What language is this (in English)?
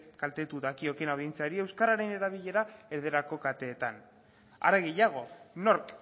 Basque